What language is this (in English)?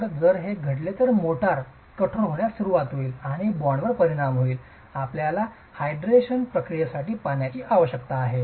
Marathi